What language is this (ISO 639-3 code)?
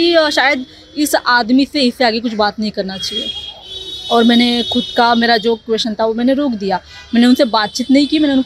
hin